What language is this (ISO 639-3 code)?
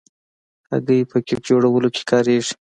pus